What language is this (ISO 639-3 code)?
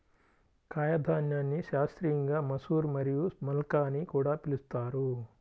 tel